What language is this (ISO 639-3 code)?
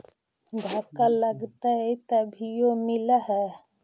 mag